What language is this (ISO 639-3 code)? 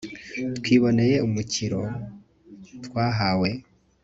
kin